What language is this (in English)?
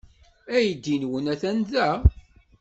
Kabyle